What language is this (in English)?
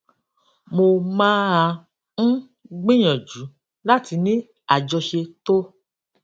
Yoruba